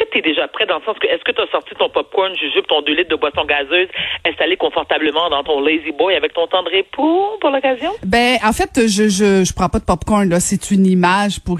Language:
French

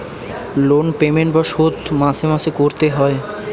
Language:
Bangla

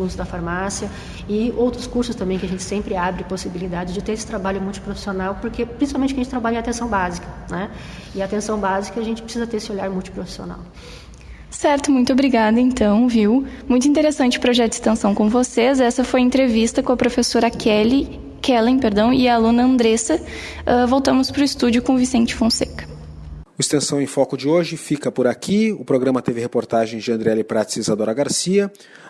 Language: Portuguese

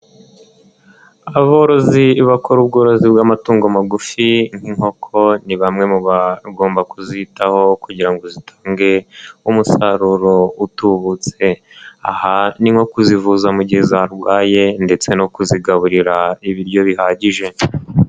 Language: Kinyarwanda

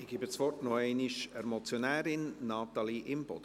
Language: Swiss German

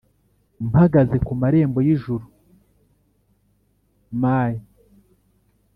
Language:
Kinyarwanda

